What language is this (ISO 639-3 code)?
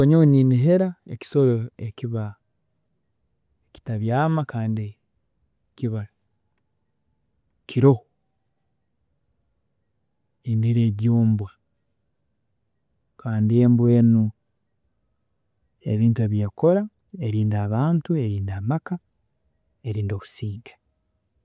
ttj